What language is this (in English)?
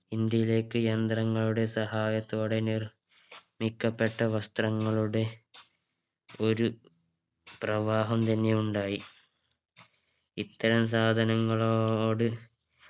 Malayalam